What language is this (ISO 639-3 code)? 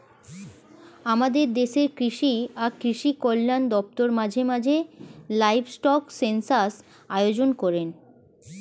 ben